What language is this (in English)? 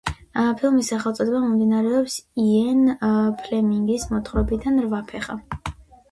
Georgian